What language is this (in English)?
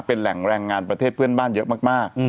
Thai